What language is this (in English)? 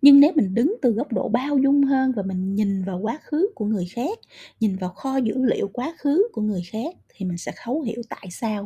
Vietnamese